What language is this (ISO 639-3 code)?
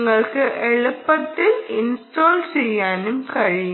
mal